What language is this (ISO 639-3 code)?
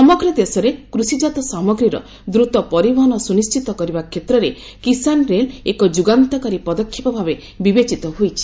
ori